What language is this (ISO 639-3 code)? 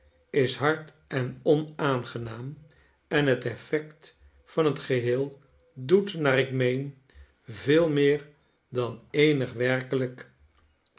nld